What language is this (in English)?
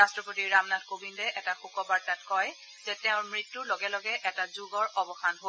Assamese